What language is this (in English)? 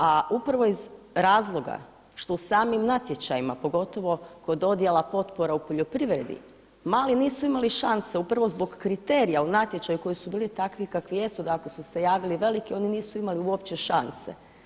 Croatian